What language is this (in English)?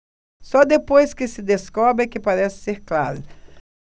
Portuguese